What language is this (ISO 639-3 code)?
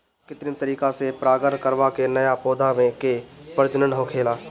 bho